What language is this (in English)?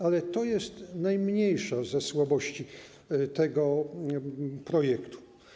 Polish